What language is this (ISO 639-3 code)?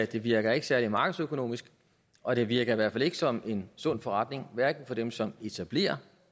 dan